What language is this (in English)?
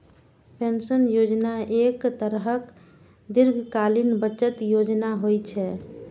Maithili